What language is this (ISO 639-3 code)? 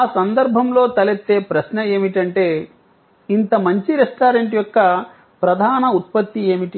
tel